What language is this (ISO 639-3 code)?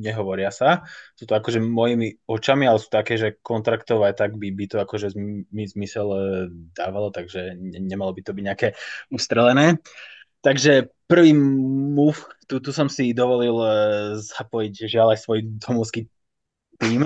slk